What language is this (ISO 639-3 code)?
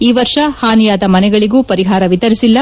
kan